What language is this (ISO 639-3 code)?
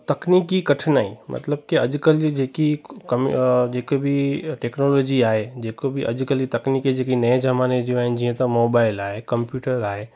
snd